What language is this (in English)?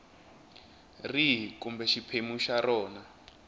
Tsonga